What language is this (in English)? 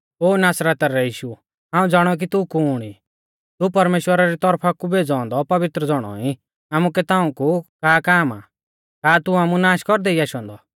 Mahasu Pahari